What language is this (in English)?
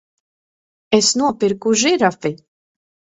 Latvian